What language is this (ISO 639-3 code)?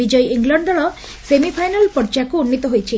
ori